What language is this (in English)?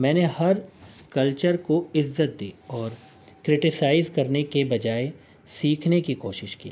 Urdu